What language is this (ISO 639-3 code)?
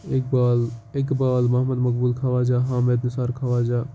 kas